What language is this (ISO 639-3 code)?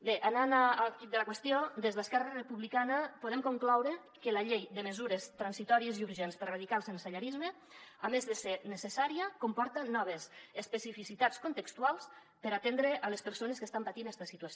cat